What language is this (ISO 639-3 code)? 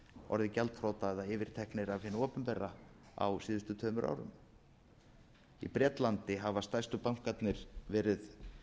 isl